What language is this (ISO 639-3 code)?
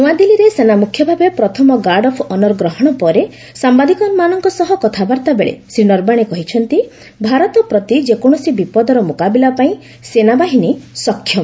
ori